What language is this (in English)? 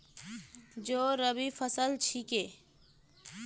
Magahi